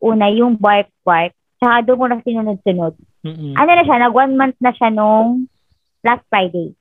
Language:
Filipino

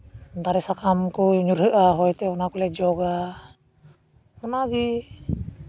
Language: Santali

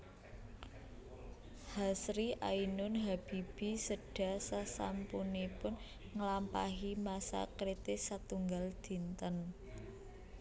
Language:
Javanese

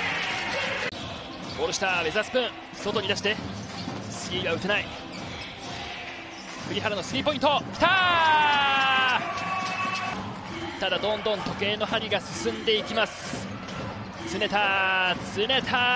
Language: Japanese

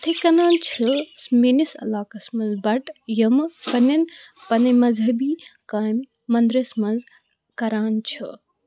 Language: Kashmiri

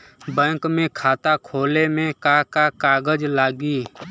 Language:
Bhojpuri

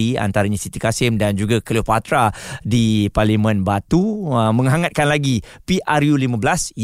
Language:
Malay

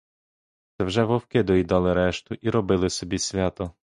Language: Ukrainian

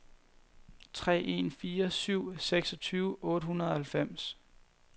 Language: Danish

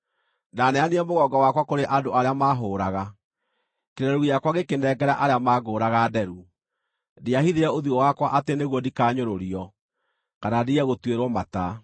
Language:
Kikuyu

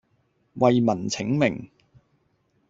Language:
Cantonese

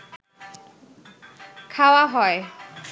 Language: Bangla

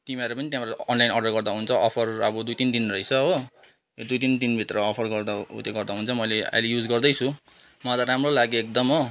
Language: Nepali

